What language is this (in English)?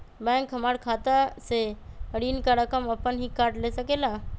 Magahi